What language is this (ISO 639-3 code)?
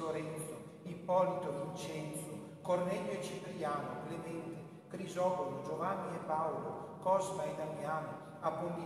ita